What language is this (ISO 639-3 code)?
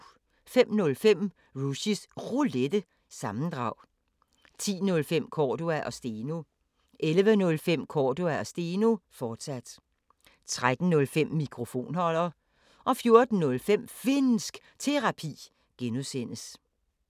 dan